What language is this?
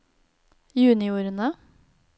Norwegian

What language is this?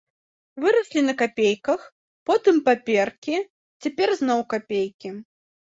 Belarusian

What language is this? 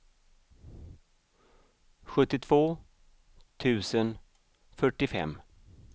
Swedish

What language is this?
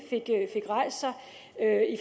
Danish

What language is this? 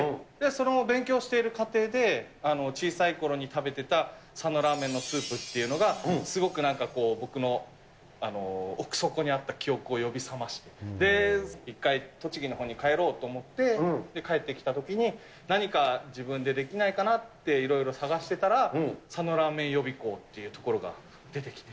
Japanese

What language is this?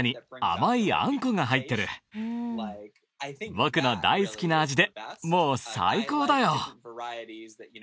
Japanese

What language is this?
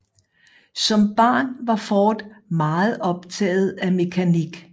Danish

